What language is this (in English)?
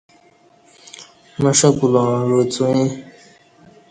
Kati